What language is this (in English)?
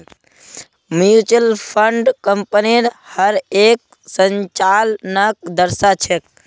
Magahi